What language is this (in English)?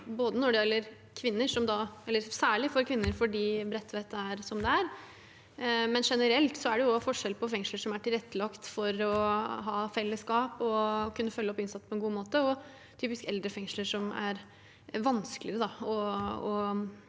Norwegian